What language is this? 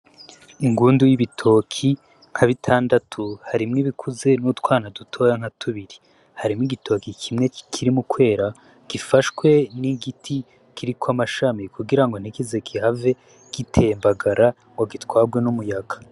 Rundi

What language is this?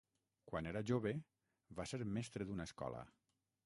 Catalan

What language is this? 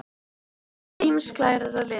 Icelandic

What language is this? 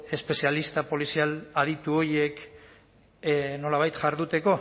Basque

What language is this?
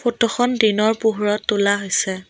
Assamese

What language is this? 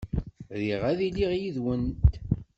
Kabyle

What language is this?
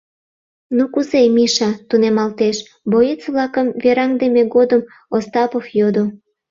Mari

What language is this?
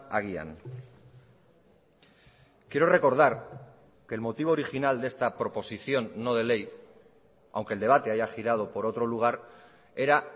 Spanish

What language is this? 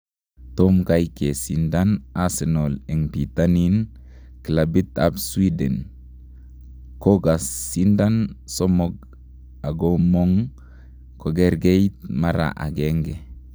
Kalenjin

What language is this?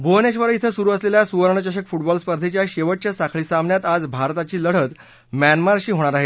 Marathi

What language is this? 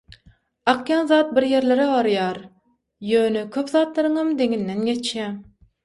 Turkmen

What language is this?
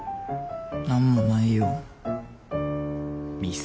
Japanese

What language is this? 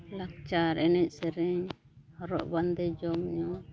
Santali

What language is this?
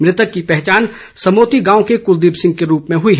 Hindi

